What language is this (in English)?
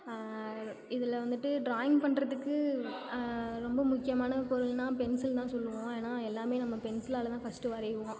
Tamil